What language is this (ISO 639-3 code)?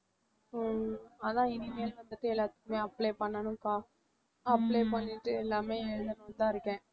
tam